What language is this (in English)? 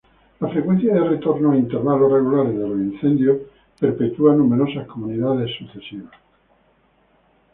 Spanish